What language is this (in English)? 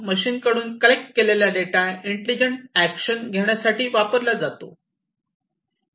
Marathi